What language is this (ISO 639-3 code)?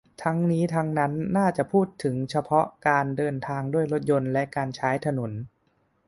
tha